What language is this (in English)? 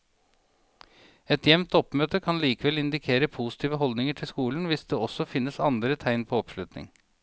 Norwegian